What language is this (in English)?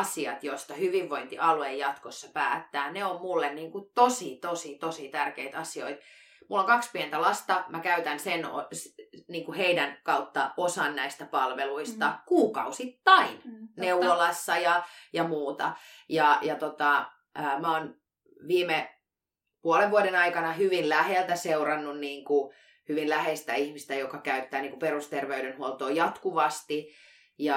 Finnish